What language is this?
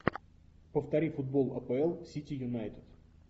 Russian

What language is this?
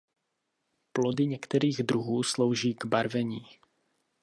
Czech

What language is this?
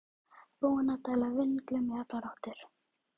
Icelandic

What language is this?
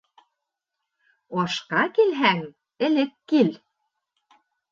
Bashkir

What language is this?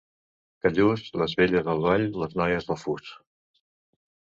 Catalan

